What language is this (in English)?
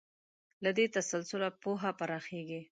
Pashto